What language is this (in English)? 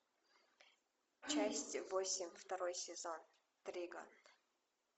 Russian